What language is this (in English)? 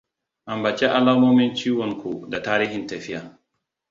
Hausa